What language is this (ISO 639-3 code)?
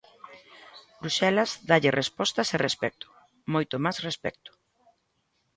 glg